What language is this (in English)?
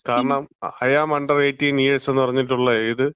Malayalam